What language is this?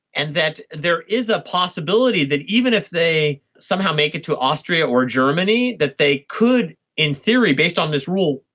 English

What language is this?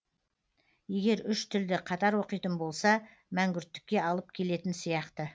Kazakh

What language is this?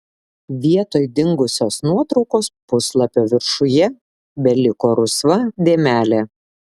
Lithuanian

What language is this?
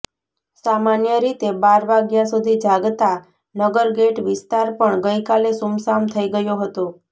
Gujarati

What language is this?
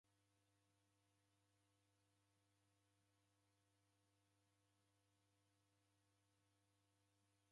Taita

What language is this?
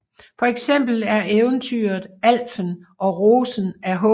Danish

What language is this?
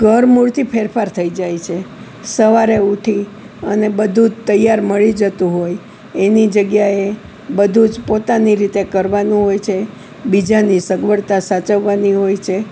Gujarati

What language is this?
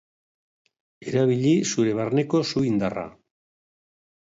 Basque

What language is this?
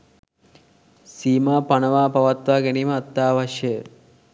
Sinhala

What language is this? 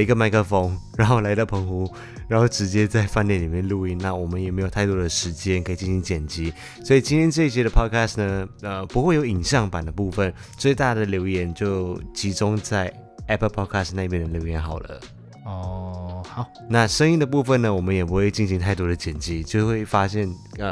Chinese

